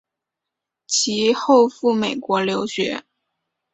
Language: Chinese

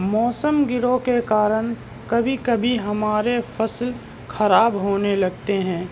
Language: Urdu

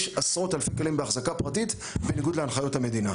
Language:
Hebrew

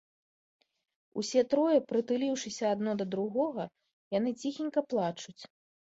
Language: Belarusian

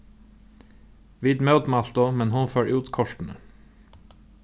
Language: Faroese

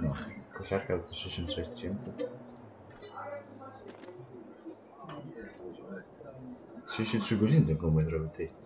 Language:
Polish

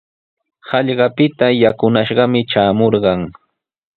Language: Sihuas Ancash Quechua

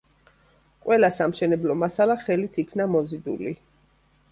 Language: Georgian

